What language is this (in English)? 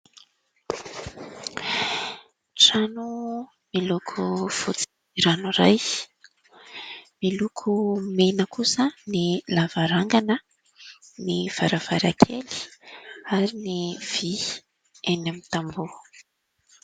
Malagasy